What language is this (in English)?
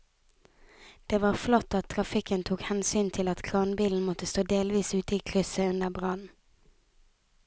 Norwegian